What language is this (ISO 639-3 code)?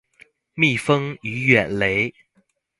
zho